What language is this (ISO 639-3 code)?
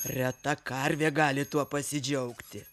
lit